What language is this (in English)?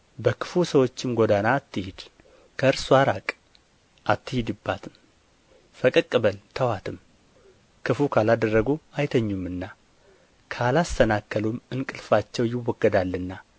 Amharic